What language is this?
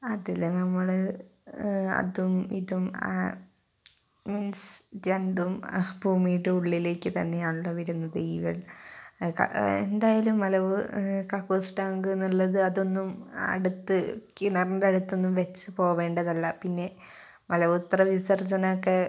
Malayalam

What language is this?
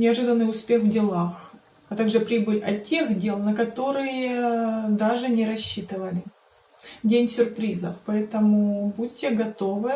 Russian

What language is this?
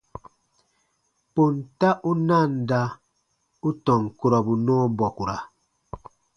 Baatonum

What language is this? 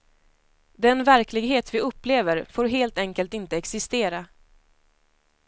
Swedish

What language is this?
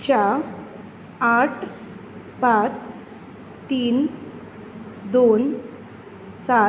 Konkani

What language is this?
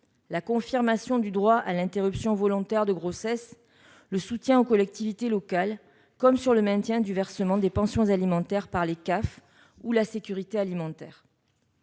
French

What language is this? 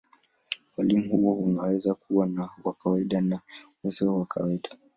Swahili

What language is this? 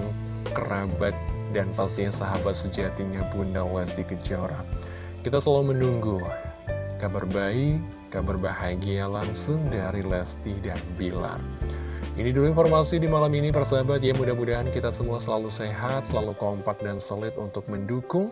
Indonesian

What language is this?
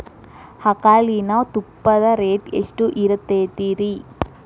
Kannada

